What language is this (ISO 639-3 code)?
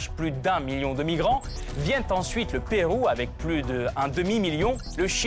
fra